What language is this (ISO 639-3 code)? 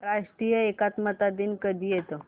mar